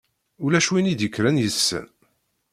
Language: Kabyle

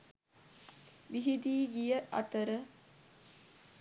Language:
Sinhala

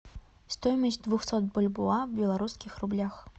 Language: Russian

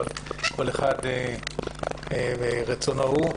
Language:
Hebrew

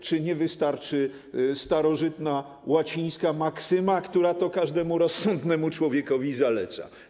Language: Polish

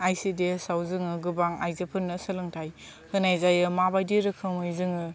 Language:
Bodo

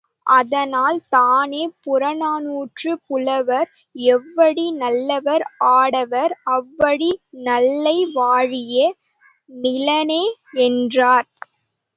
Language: Tamil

